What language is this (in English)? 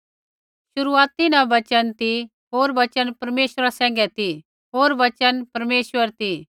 Kullu Pahari